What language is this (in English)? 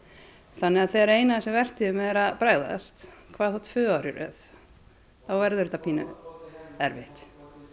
Icelandic